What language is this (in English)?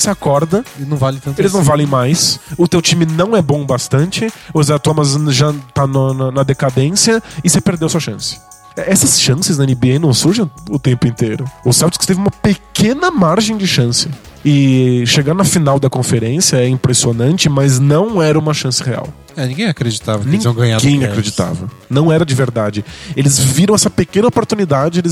Portuguese